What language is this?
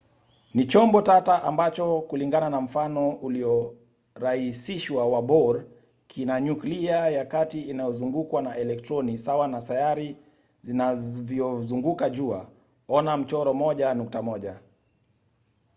Swahili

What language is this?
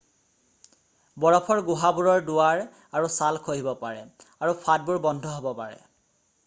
Assamese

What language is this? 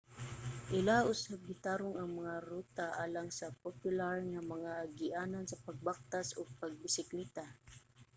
Cebuano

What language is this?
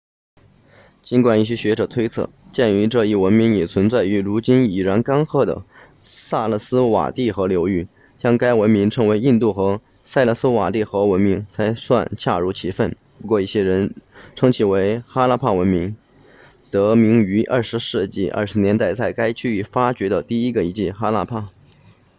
Chinese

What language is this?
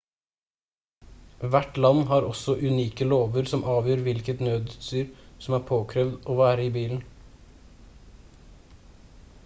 Norwegian Bokmål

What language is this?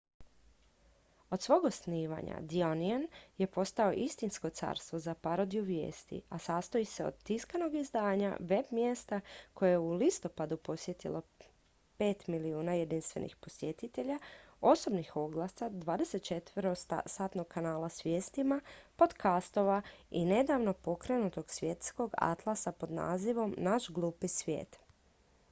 Croatian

